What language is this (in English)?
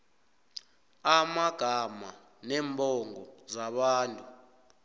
South Ndebele